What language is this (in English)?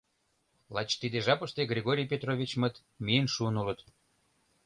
Mari